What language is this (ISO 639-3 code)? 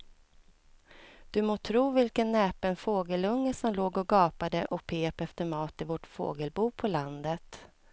swe